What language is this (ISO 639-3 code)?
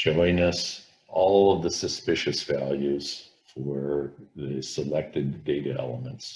eng